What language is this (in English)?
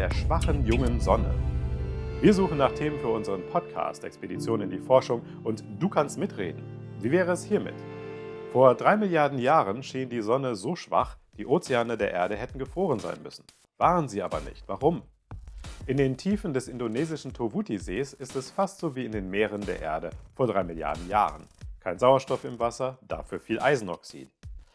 German